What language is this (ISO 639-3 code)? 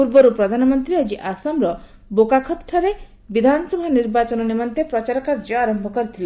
ori